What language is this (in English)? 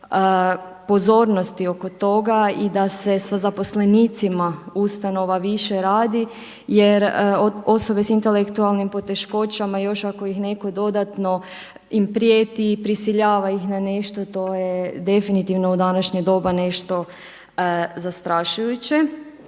Croatian